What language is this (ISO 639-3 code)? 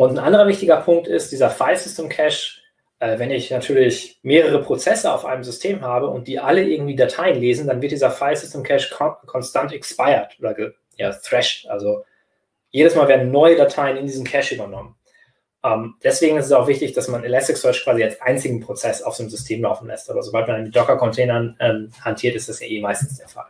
deu